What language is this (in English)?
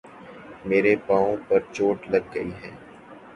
Urdu